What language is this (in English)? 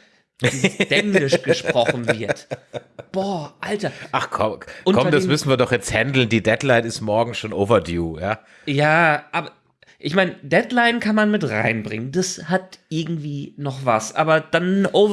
German